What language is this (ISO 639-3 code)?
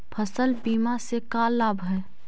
mag